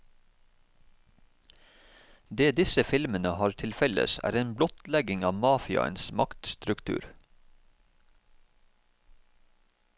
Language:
Norwegian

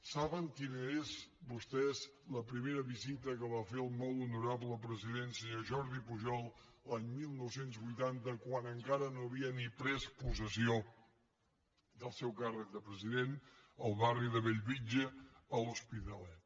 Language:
Catalan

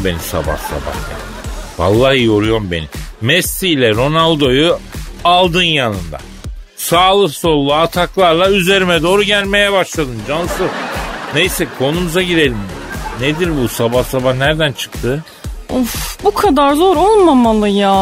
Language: Turkish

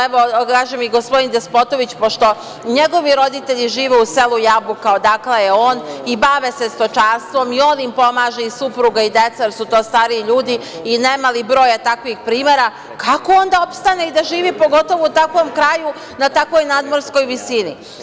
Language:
Serbian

